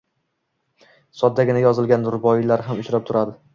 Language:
Uzbek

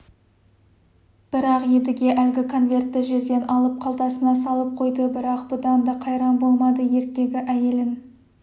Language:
Kazakh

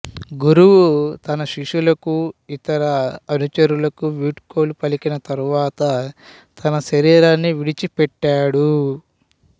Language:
Telugu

